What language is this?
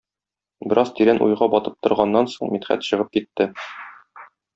Tatar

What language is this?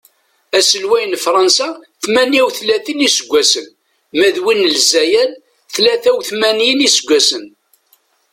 Kabyle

